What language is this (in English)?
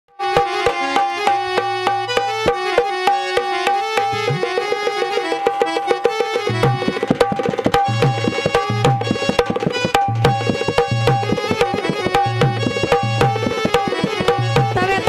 Hindi